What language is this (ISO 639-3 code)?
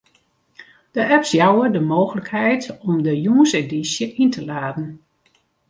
fry